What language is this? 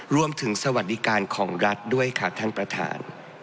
Thai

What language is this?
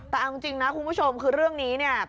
Thai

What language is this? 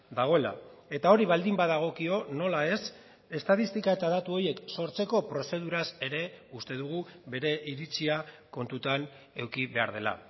Basque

